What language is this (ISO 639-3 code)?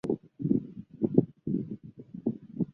zho